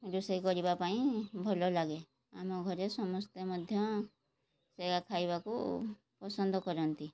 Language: Odia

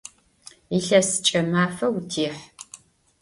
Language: Adyghe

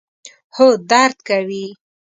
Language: Pashto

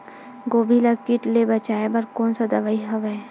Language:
Chhattisgarhi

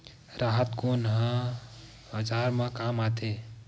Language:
Chhattisgarhi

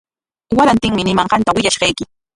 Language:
Corongo Ancash Quechua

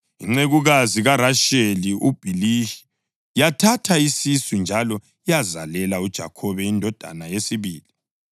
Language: North Ndebele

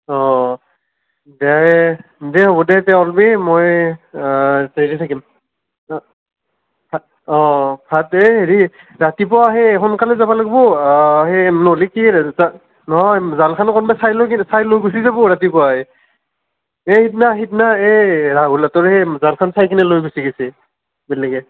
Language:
Assamese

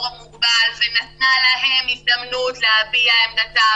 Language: Hebrew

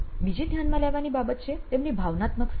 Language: Gujarati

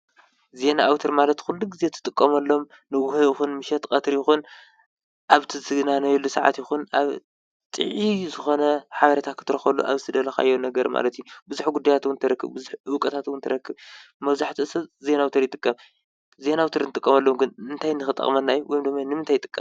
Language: Tigrinya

